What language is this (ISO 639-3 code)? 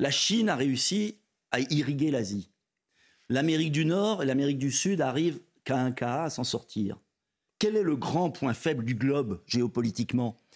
fra